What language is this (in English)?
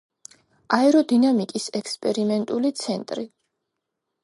Georgian